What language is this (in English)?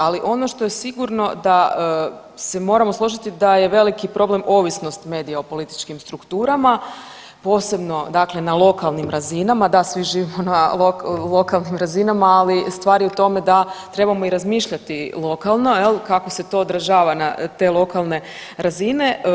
Croatian